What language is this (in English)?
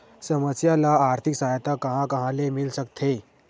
Chhattisgarhi